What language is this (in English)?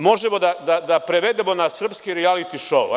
Serbian